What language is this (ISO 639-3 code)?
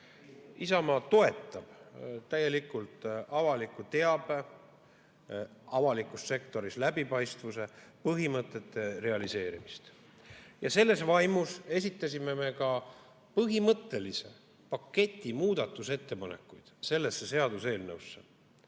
est